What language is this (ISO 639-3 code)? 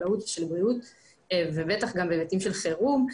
heb